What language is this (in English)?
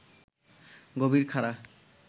Bangla